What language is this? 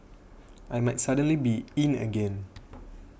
English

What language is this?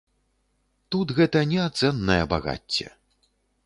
Belarusian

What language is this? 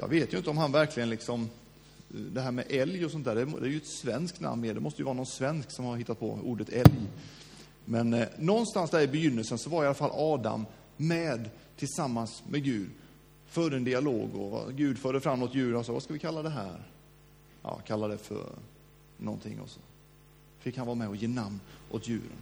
Swedish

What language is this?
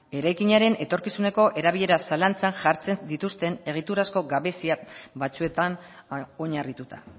Basque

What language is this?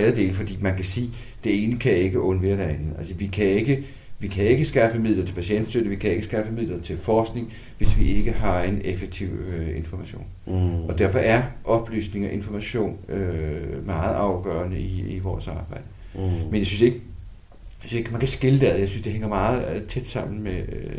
Danish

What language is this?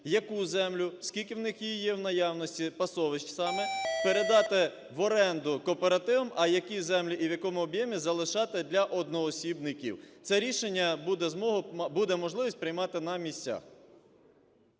Ukrainian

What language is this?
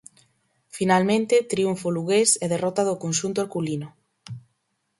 Galician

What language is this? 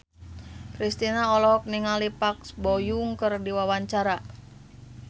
Sundanese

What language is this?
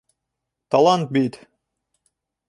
Bashkir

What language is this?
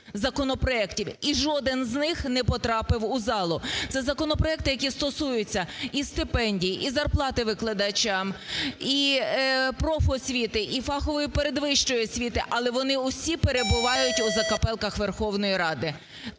Ukrainian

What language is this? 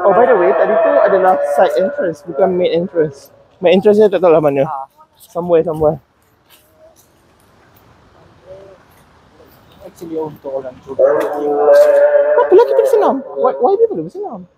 Malay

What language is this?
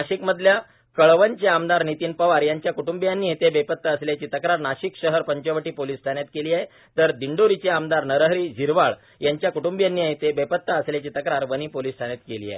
Marathi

